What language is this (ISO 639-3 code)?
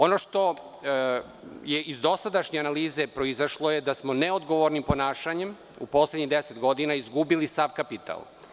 srp